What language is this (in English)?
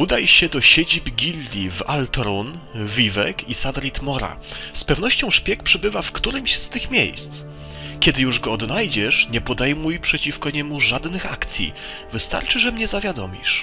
Polish